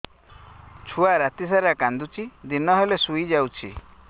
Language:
Odia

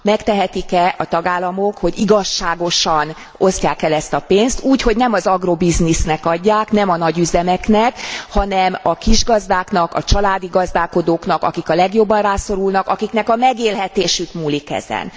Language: Hungarian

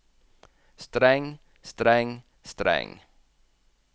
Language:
Norwegian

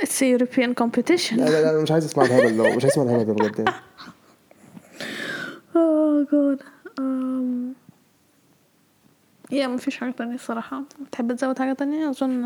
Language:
Arabic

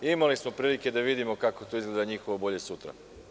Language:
Serbian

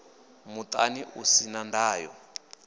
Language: Venda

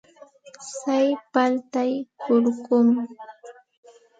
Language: Santa Ana de Tusi Pasco Quechua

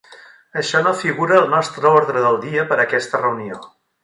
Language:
Catalan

